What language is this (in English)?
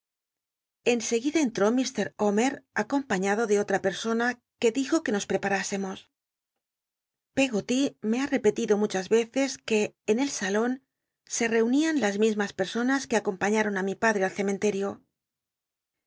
Spanish